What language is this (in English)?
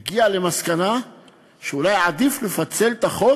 Hebrew